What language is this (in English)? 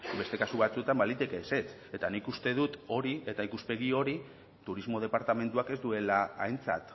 Basque